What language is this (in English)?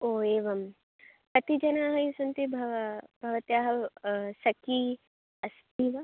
Sanskrit